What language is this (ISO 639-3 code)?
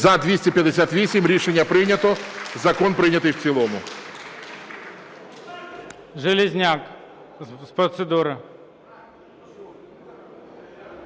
ukr